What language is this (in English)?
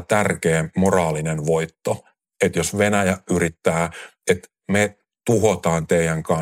Finnish